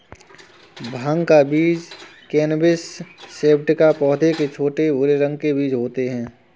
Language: Hindi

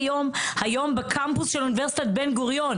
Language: Hebrew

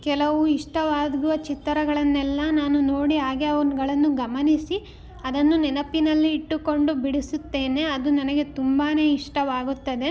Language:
Kannada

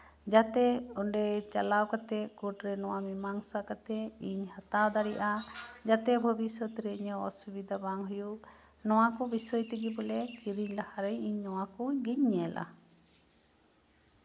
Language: Santali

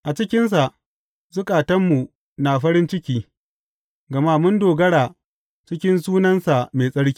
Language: Hausa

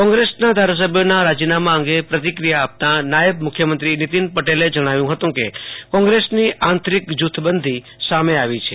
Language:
Gujarati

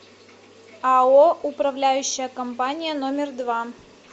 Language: Russian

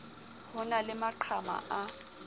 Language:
Southern Sotho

